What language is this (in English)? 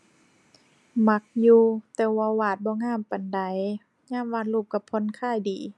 Thai